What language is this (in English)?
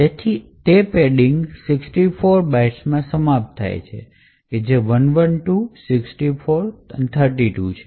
Gujarati